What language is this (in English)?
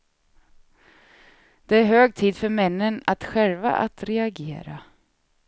Swedish